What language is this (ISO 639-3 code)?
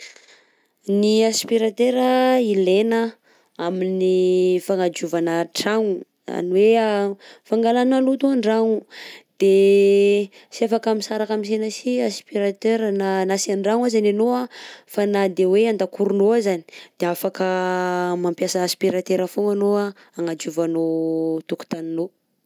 bzc